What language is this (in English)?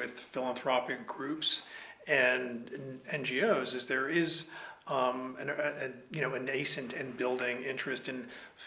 English